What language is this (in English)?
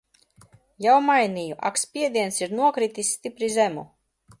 Latvian